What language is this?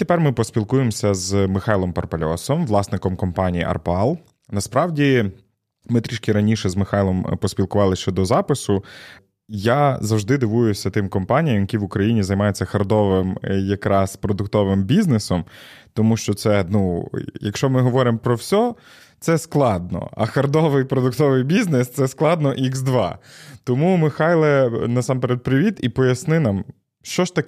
Ukrainian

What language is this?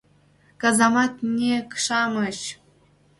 Mari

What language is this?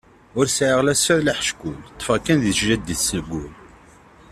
Kabyle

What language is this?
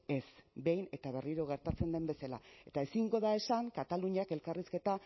Basque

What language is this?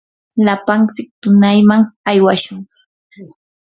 Yanahuanca Pasco Quechua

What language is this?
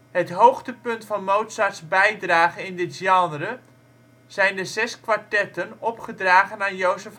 Dutch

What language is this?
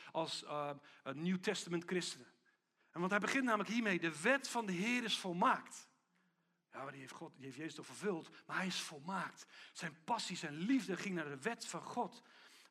Dutch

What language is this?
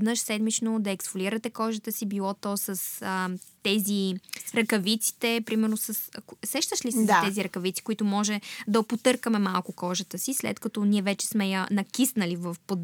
Bulgarian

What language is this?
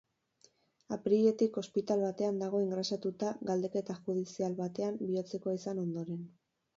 Basque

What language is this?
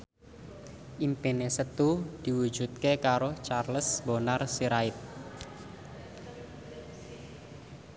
Javanese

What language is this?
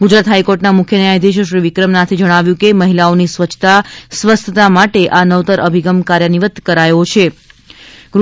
Gujarati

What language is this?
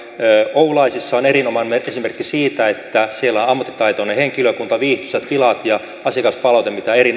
Finnish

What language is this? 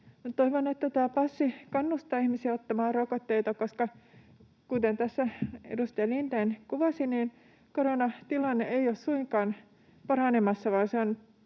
Finnish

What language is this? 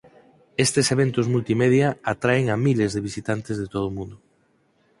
Galician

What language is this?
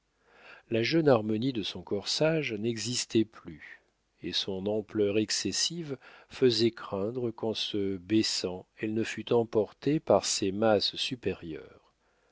French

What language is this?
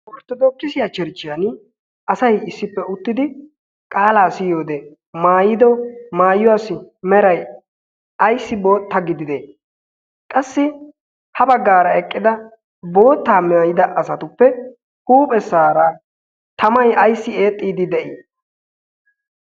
Wolaytta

